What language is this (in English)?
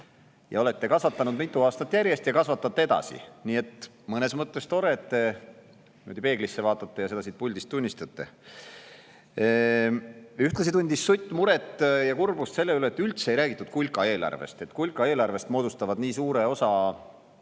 Estonian